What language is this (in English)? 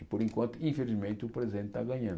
Portuguese